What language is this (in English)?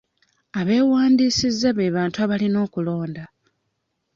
Ganda